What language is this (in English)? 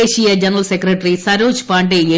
Malayalam